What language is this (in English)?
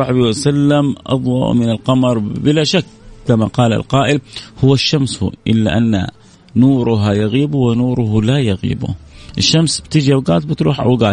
Arabic